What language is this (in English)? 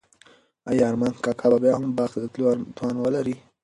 Pashto